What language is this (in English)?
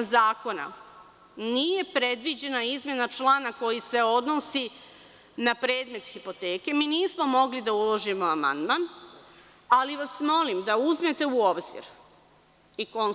Serbian